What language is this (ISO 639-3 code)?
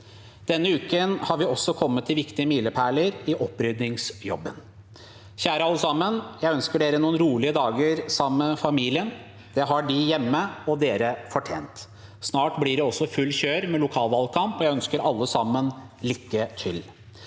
nor